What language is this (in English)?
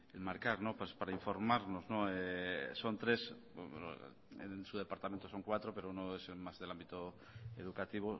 Spanish